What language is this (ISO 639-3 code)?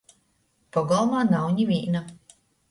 ltg